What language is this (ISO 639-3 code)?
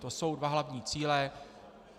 ces